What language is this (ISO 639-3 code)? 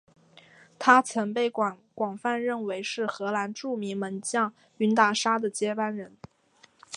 zho